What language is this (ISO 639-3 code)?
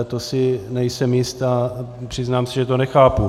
ces